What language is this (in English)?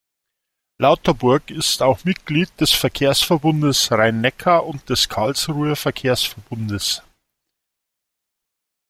German